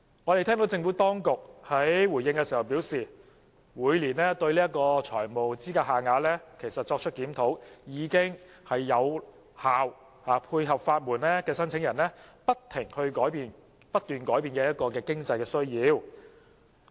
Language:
Cantonese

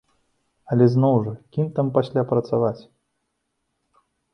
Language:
Belarusian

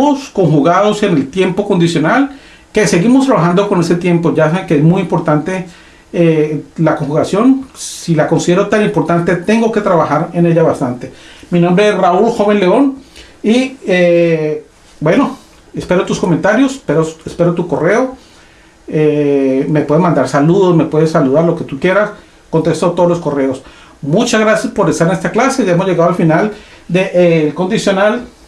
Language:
Spanish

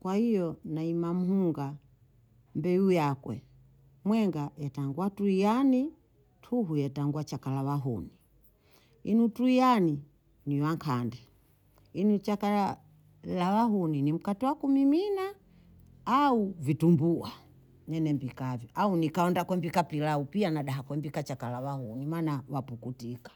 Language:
Bondei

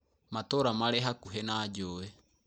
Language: Kikuyu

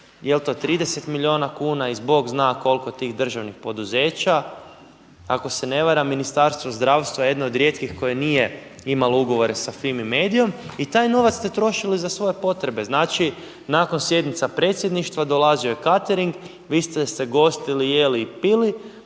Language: Croatian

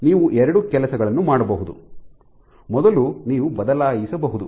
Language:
Kannada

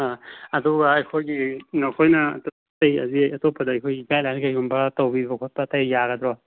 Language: Manipuri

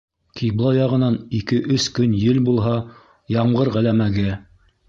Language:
Bashkir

